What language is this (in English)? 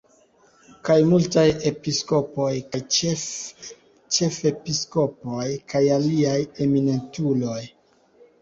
Esperanto